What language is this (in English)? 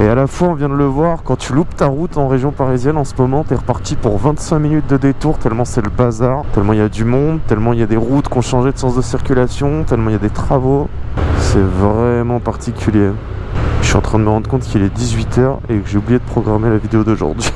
French